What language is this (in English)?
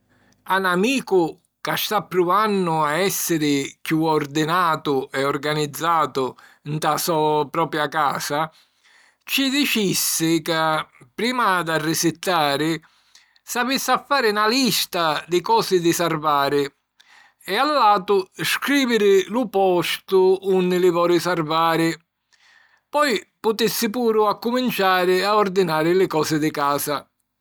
Sicilian